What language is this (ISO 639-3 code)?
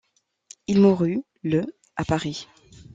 fra